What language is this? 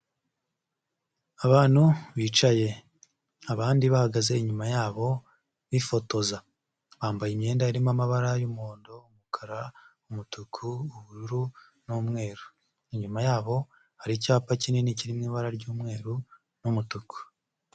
Kinyarwanda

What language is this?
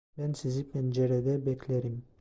Turkish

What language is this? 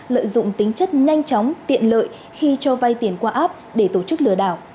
Vietnamese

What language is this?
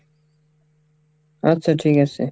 Bangla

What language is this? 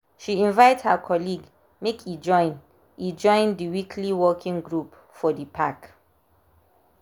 Nigerian Pidgin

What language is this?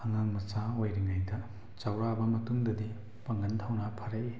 Manipuri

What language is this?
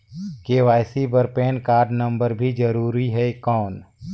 Chhattisgarhi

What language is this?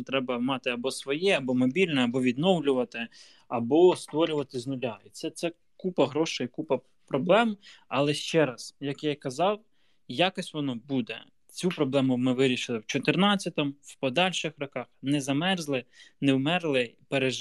Ukrainian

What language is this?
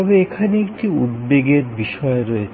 Bangla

